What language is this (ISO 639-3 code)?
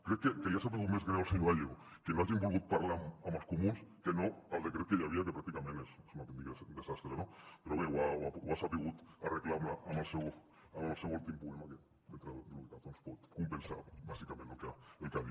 cat